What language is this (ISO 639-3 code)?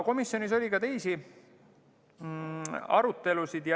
est